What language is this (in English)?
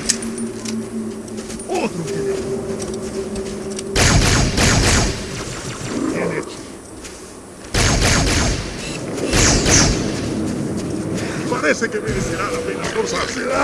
Spanish